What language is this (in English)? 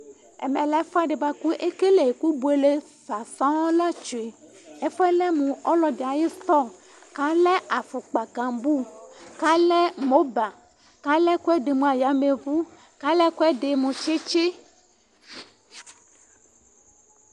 Ikposo